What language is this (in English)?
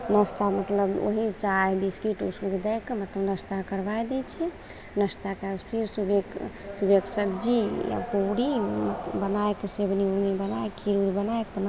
Maithili